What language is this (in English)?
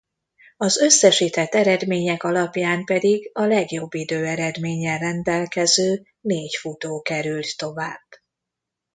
Hungarian